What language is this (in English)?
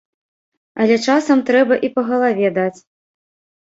Belarusian